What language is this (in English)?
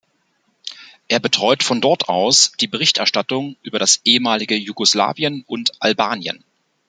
German